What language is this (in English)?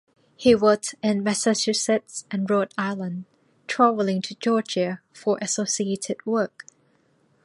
English